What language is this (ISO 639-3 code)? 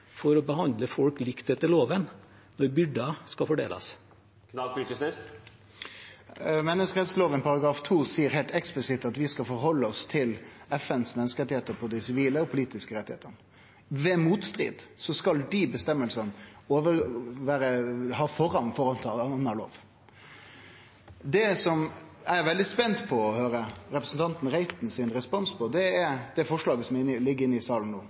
nor